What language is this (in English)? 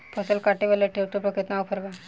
Bhojpuri